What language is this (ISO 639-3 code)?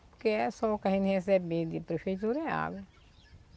por